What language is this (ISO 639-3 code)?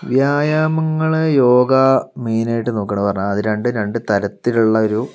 mal